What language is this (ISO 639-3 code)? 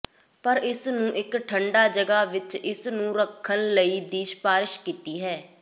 pan